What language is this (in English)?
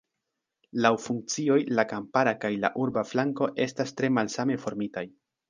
Esperanto